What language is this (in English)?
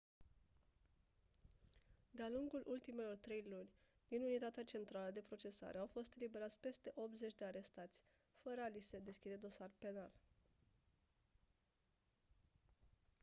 Romanian